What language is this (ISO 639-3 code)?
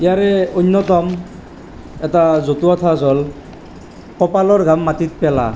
asm